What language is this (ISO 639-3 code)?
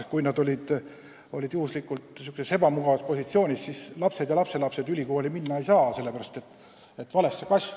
est